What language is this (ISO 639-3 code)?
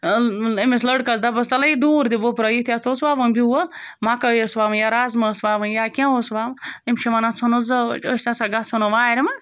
kas